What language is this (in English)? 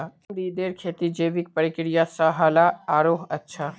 Magahi